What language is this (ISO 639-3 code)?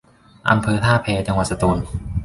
tha